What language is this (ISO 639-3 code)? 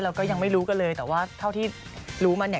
tha